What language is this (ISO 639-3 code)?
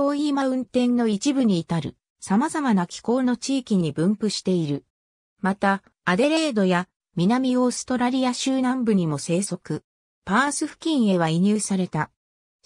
jpn